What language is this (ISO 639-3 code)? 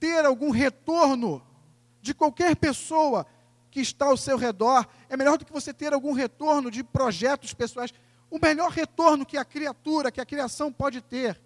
por